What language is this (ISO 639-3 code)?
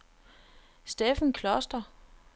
dan